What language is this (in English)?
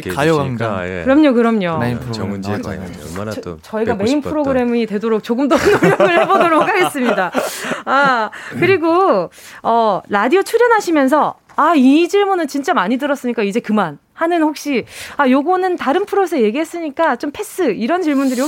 Korean